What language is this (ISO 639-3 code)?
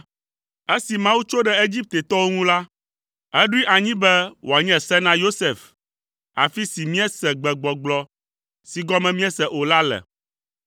ewe